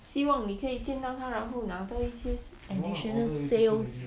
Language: English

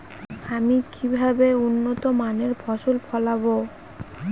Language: Bangla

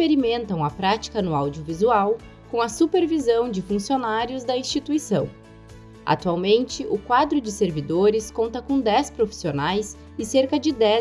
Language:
Portuguese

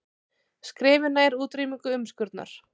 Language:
Icelandic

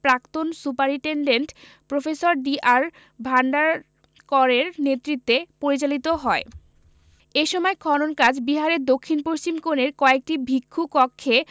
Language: Bangla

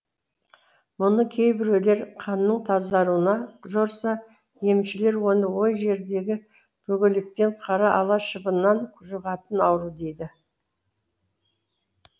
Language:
Kazakh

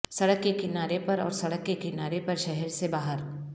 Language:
Urdu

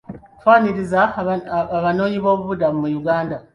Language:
Ganda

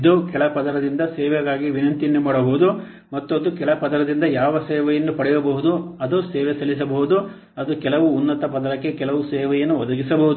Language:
Kannada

